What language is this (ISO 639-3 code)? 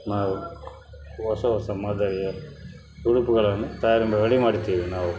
kan